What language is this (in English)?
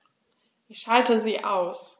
German